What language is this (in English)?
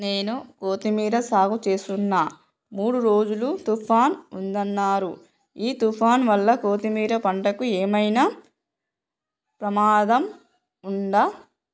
Telugu